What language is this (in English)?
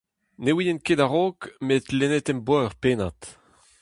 Breton